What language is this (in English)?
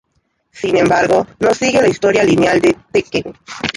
Spanish